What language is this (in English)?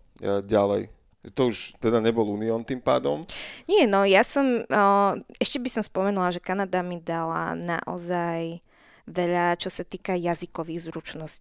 Slovak